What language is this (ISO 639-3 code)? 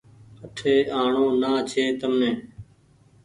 gig